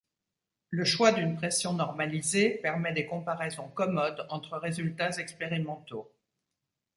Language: French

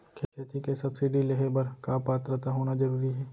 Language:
Chhattisgarhi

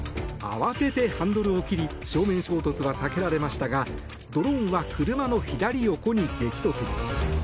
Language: Japanese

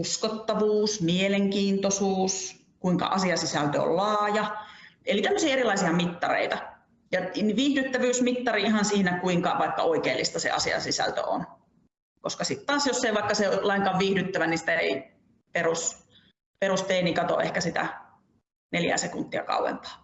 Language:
Finnish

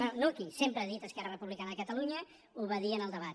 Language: Catalan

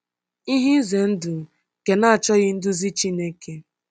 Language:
Igbo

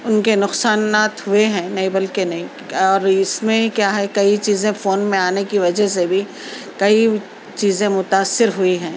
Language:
Urdu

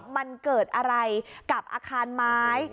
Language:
Thai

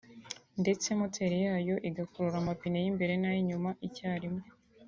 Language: Kinyarwanda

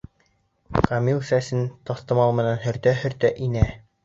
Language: Bashkir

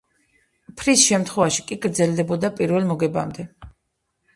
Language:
Georgian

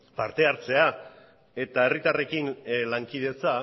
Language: Basque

